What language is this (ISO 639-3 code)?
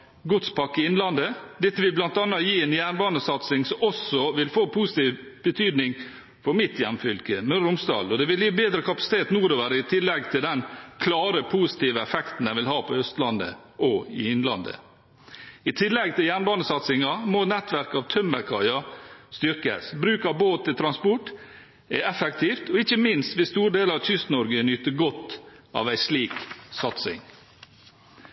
nob